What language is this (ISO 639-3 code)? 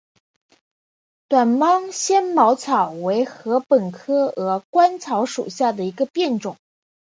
zho